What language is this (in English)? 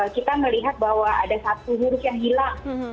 Indonesian